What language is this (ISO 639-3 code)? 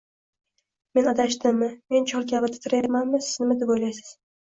uzb